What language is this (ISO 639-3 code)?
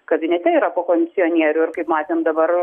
lit